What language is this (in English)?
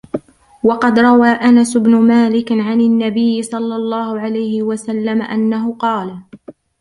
Arabic